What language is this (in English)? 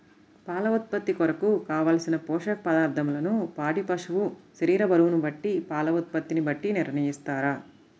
Telugu